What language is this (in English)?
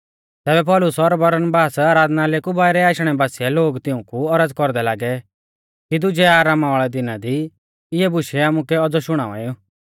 Mahasu Pahari